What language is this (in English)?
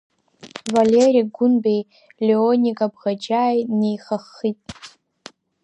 Abkhazian